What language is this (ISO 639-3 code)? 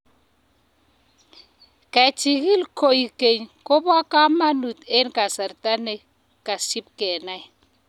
kln